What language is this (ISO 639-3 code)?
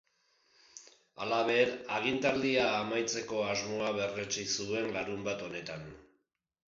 eus